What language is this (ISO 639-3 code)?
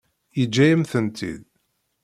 kab